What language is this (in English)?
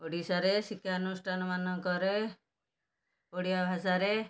Odia